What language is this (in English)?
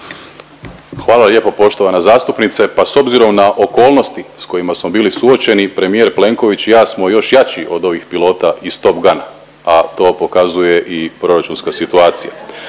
Croatian